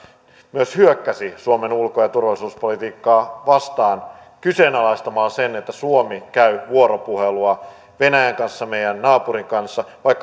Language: Finnish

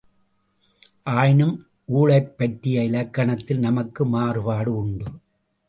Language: Tamil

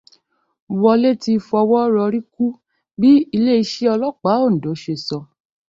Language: Yoruba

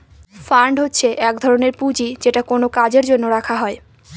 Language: Bangla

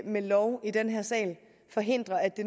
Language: Danish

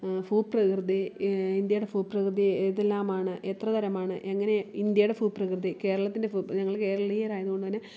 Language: Malayalam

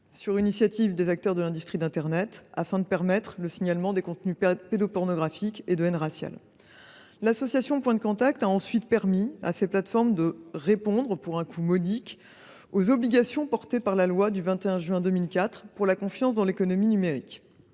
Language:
French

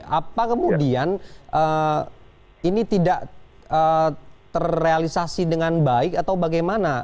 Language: Indonesian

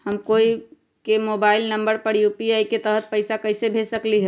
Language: Magahi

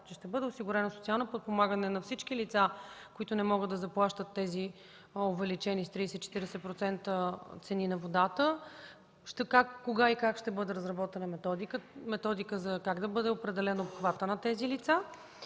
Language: Bulgarian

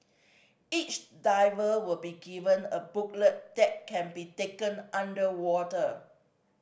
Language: English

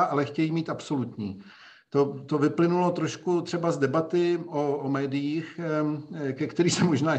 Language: Czech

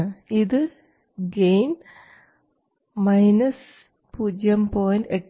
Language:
Malayalam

